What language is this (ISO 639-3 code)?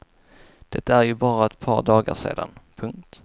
swe